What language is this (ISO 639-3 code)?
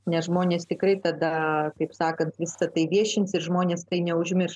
lit